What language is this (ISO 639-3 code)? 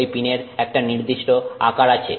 ben